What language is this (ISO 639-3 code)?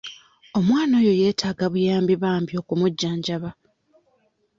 lug